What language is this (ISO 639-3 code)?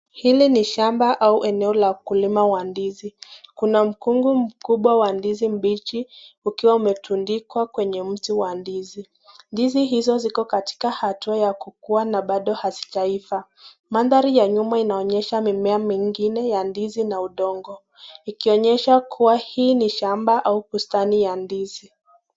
swa